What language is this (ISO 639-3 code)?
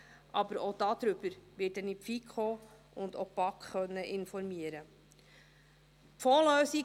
gsw